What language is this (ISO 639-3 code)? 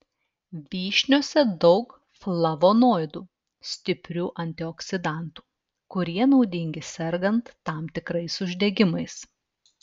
lit